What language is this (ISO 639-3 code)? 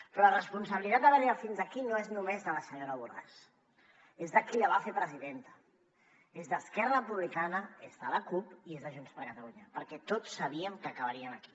cat